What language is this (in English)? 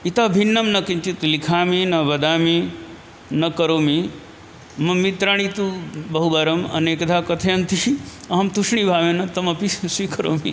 Sanskrit